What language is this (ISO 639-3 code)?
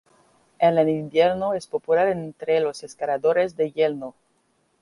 spa